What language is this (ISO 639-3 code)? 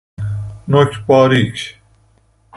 fas